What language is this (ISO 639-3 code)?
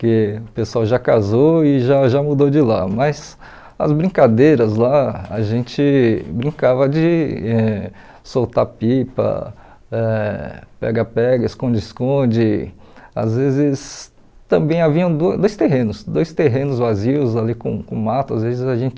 por